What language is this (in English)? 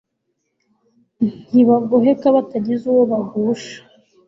Kinyarwanda